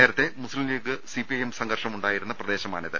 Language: Malayalam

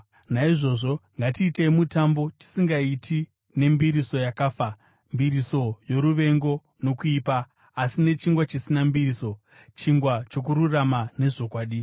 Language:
Shona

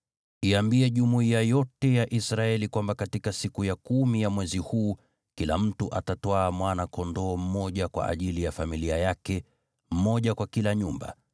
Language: Swahili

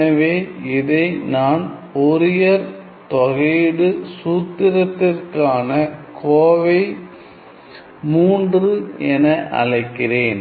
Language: Tamil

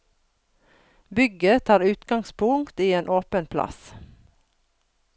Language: Norwegian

